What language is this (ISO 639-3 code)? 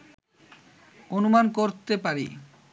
ben